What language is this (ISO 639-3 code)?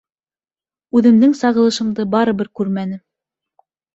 bak